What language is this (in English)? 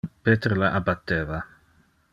Interlingua